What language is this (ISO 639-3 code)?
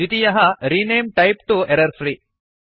san